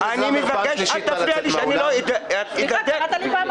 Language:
Hebrew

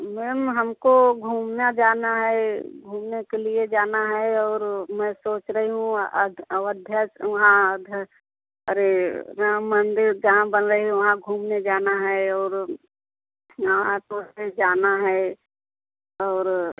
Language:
Hindi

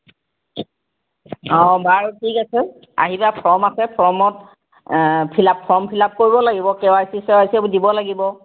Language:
Assamese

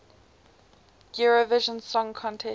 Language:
English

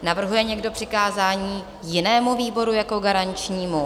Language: Czech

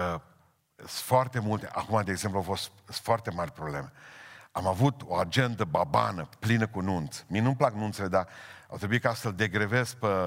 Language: Romanian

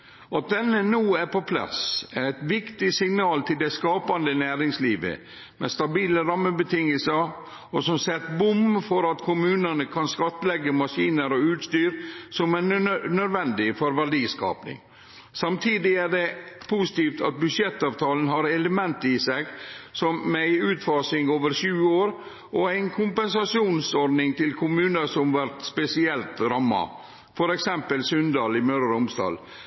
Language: Norwegian Nynorsk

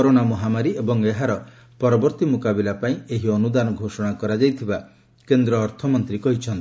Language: Odia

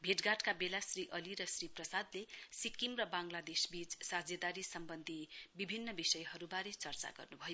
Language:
Nepali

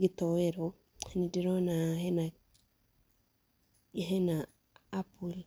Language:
Kikuyu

